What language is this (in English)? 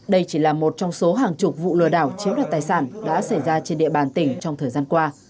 Vietnamese